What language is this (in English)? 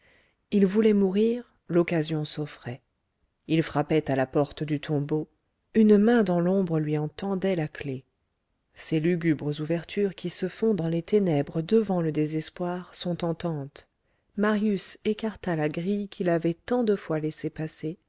French